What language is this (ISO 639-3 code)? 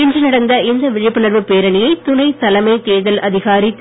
tam